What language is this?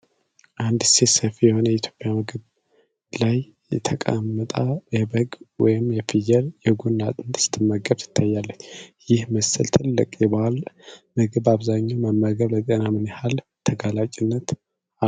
Amharic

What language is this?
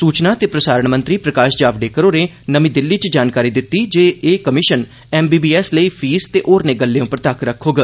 Dogri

